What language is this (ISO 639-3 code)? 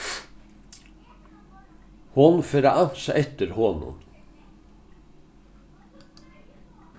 fao